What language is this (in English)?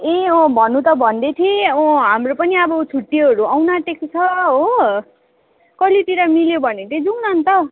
Nepali